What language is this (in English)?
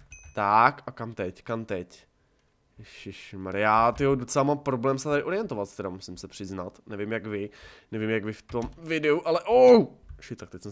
Czech